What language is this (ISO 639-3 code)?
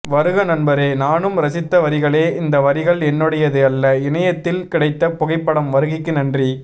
tam